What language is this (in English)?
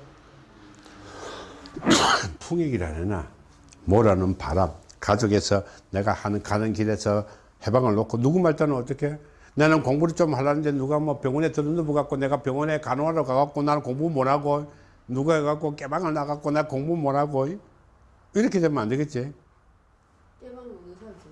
Korean